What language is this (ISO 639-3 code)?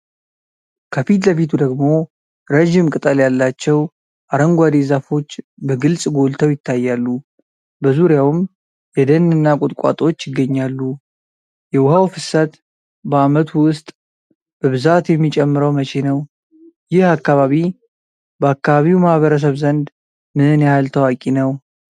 amh